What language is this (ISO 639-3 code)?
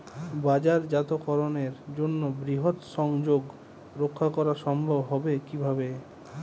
ben